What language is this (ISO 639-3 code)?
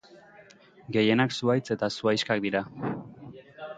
eus